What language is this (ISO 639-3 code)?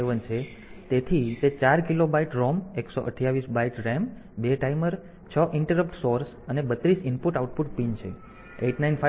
guj